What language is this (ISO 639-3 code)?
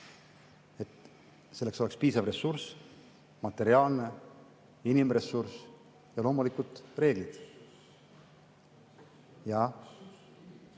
est